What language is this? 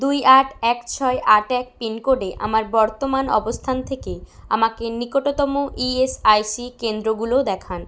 Bangla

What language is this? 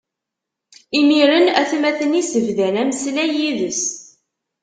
Kabyle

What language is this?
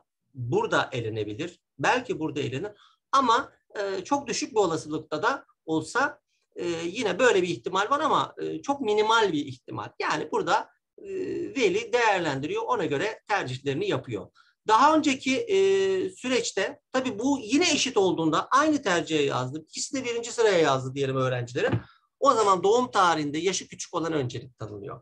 Turkish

